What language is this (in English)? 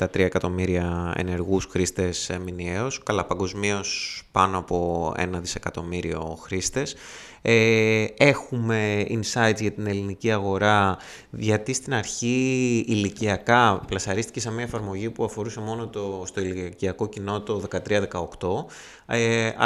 Greek